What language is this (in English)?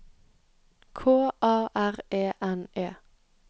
Norwegian